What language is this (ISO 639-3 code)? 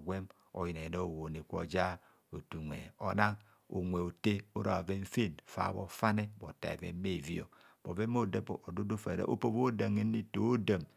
bcs